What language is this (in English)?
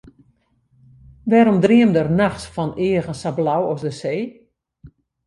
Western Frisian